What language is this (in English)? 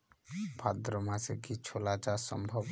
Bangla